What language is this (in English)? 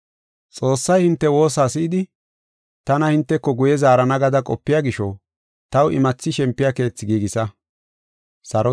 Gofa